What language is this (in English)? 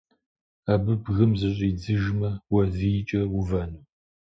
Kabardian